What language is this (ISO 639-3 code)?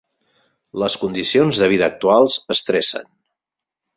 cat